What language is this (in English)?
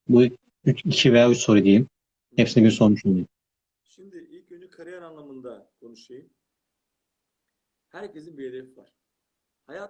Turkish